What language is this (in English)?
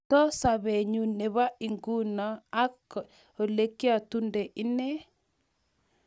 Kalenjin